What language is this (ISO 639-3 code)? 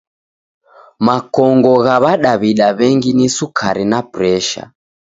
dav